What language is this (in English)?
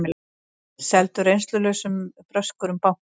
Icelandic